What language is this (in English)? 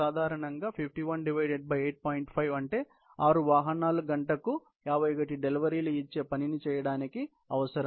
Telugu